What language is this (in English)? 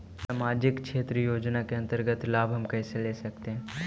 Magahi